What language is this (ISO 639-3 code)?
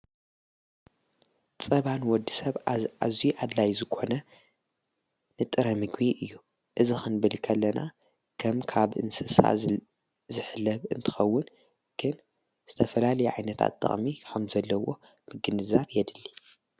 tir